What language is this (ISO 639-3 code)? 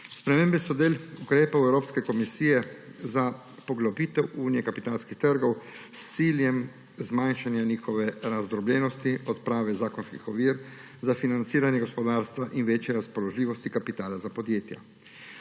slv